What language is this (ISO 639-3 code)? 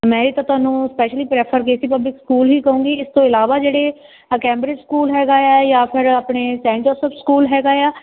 pan